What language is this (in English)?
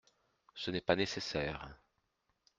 French